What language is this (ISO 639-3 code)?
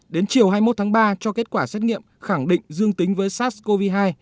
vie